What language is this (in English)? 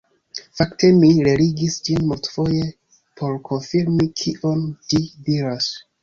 Esperanto